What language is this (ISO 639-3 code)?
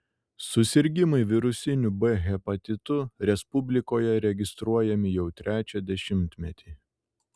lit